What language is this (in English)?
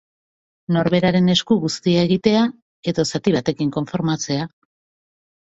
Basque